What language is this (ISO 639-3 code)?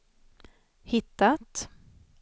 swe